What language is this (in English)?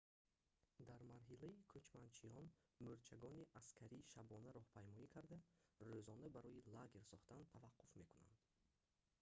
Tajik